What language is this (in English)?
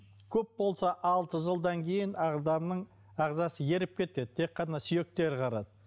Kazakh